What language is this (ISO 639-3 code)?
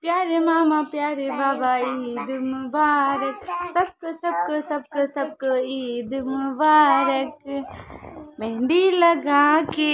hin